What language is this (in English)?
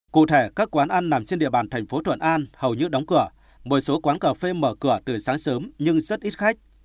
Vietnamese